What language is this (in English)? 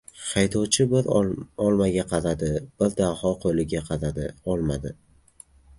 Uzbek